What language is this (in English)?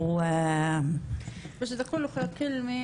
Hebrew